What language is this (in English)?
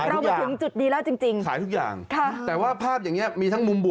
Thai